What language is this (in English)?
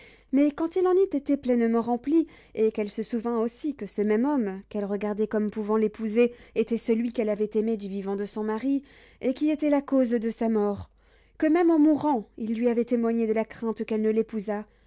French